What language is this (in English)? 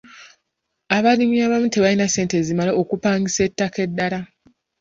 Ganda